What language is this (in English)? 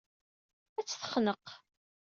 Kabyle